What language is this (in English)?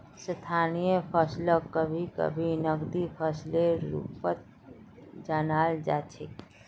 Magahi